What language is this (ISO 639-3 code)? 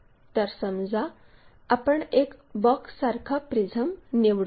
mar